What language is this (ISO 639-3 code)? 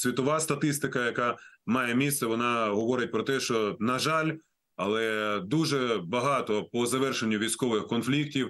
ukr